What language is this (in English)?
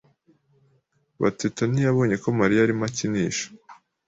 Kinyarwanda